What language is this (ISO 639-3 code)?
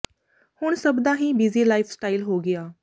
pan